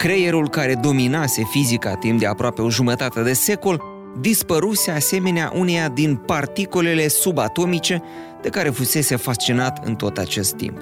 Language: Romanian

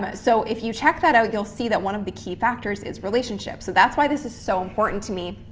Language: English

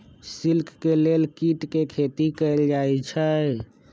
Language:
Magahi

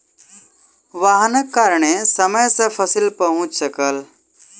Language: Maithili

